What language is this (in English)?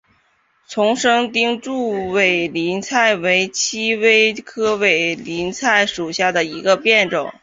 Chinese